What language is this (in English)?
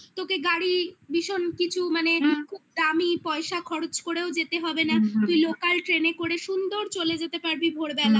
Bangla